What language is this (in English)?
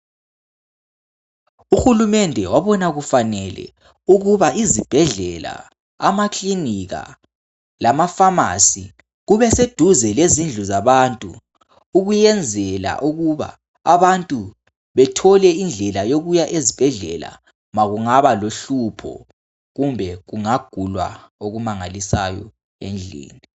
North Ndebele